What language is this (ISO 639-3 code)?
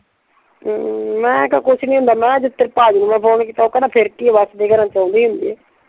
pan